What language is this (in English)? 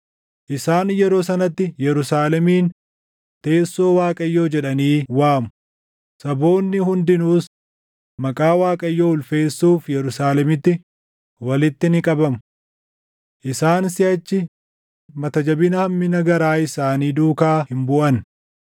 Oromo